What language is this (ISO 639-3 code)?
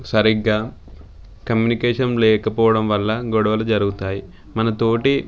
tel